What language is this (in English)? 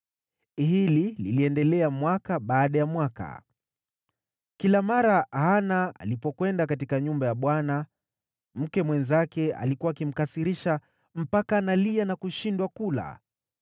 Swahili